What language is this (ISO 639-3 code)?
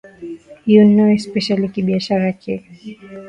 swa